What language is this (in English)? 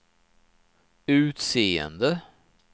Swedish